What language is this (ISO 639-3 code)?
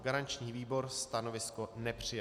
ces